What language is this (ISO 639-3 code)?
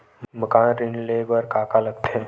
hne